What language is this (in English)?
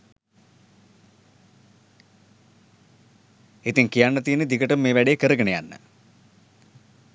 Sinhala